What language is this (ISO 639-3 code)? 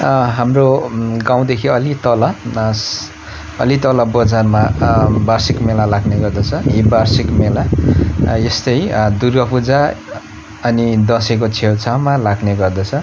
nep